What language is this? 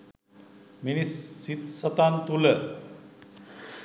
Sinhala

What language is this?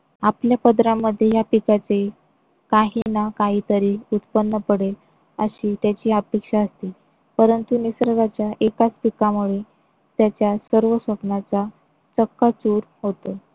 Marathi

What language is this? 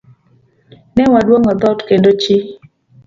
Luo (Kenya and Tanzania)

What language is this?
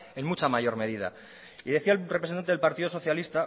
Spanish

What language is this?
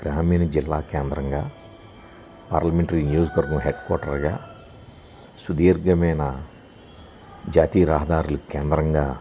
Telugu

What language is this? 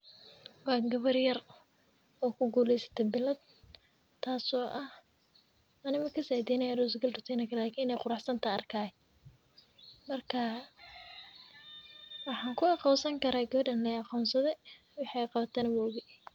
Somali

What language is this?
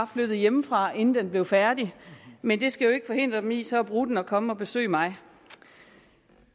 Danish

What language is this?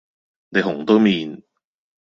Cantonese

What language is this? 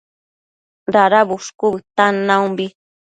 Matsés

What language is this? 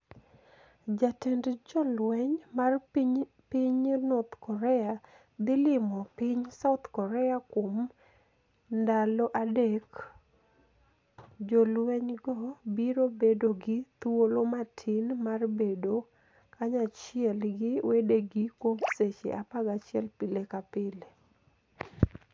Luo (Kenya and Tanzania)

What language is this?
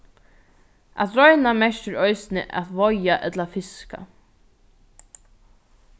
Faroese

